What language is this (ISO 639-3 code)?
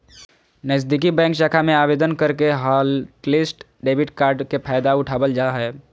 mag